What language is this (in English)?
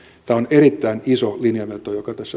Finnish